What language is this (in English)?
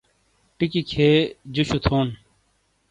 Shina